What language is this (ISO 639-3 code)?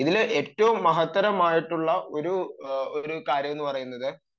mal